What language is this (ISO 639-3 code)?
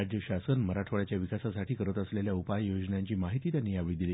mar